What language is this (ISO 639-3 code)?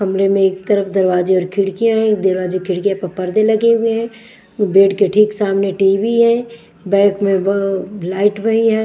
hin